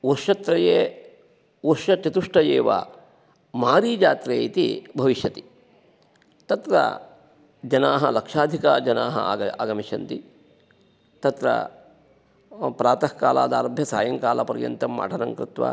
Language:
Sanskrit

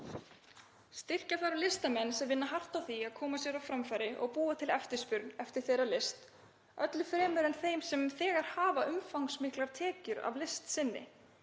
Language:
Icelandic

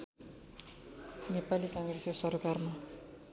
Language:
Nepali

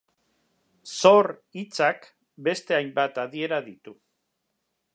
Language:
Basque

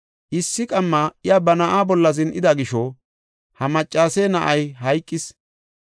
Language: Gofa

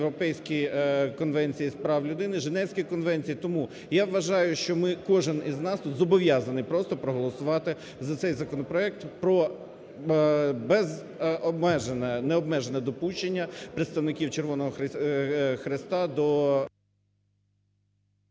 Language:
Ukrainian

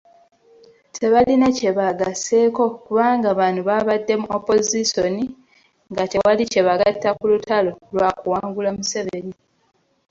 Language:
Ganda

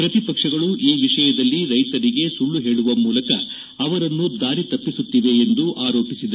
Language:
Kannada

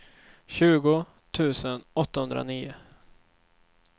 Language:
Swedish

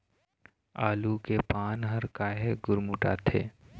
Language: Chhattisgarhi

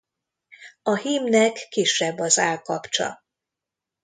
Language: Hungarian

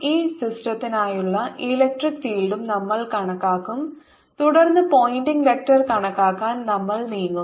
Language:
Malayalam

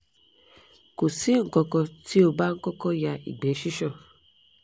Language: Yoruba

